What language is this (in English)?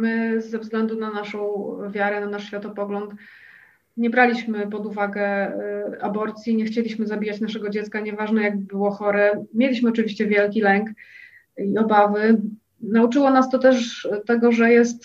Polish